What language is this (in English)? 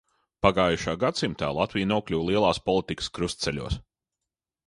Latvian